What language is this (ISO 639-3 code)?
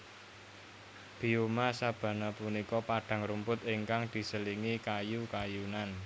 jav